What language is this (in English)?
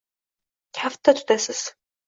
Uzbek